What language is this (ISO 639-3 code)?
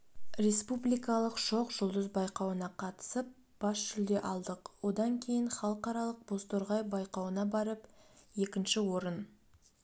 kaz